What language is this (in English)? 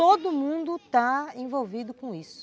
Portuguese